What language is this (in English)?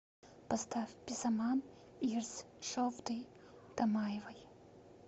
Russian